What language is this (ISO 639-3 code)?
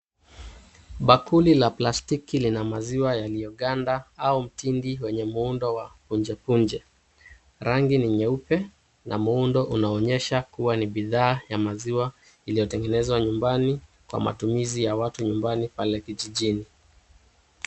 swa